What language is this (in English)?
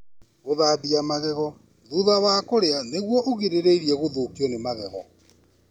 Kikuyu